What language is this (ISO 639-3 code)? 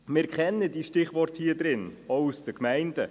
gsw